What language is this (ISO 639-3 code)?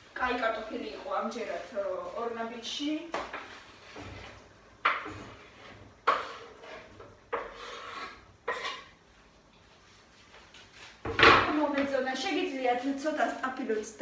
ron